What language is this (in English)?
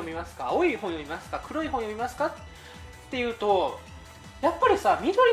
Japanese